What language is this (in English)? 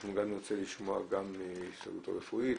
Hebrew